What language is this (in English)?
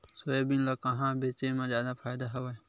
Chhattisgarhi